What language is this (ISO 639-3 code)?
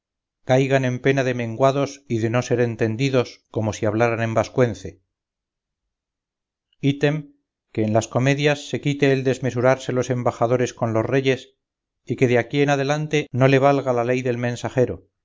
spa